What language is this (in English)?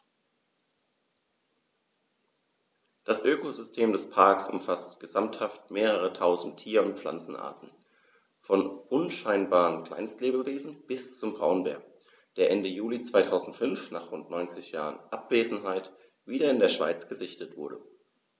German